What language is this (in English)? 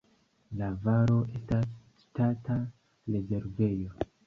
Esperanto